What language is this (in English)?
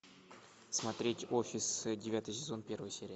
Russian